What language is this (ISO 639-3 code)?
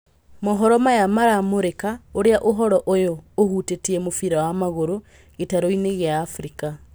kik